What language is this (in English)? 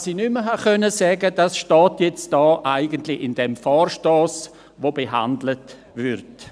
Swiss German